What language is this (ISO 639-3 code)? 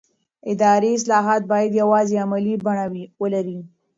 pus